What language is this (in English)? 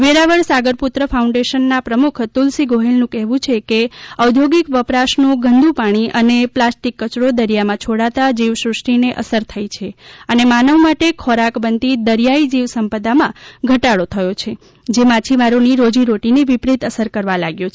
Gujarati